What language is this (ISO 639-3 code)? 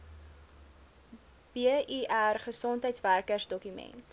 afr